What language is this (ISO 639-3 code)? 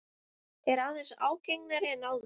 isl